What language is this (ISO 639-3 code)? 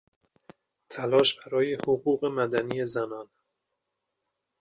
fas